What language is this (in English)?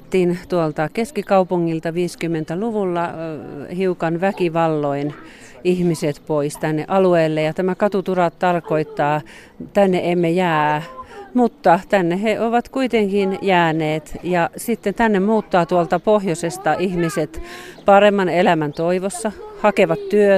Finnish